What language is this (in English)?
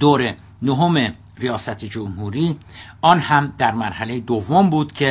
Persian